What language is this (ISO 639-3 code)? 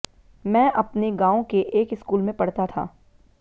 hin